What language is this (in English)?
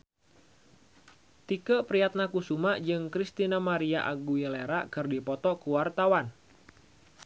Sundanese